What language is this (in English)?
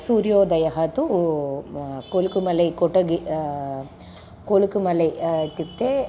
Sanskrit